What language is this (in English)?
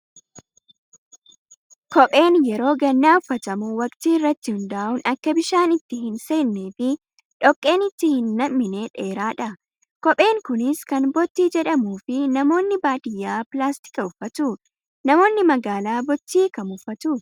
Oromo